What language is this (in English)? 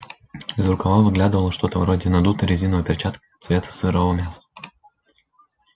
Russian